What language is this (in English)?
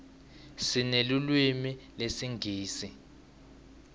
Swati